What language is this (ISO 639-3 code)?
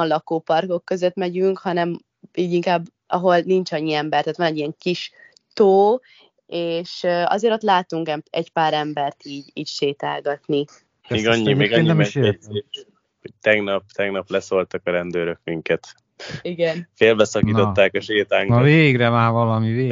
hun